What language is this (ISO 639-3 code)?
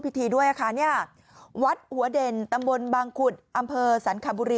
tha